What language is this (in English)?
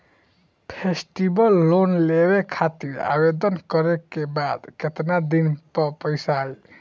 Bhojpuri